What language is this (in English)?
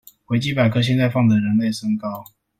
Chinese